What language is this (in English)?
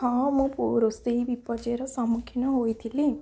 Odia